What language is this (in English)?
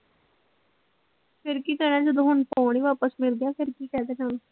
Punjabi